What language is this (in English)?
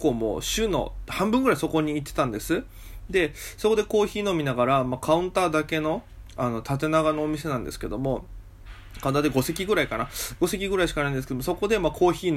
Japanese